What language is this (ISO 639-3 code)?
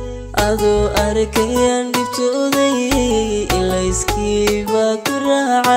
ara